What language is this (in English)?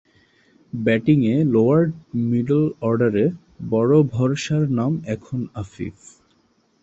Bangla